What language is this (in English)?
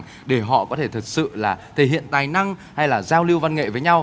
Vietnamese